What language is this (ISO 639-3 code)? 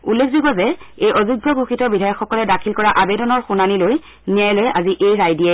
asm